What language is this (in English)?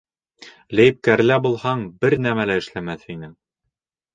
Bashkir